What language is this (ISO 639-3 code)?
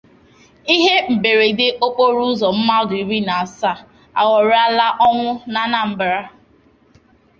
ibo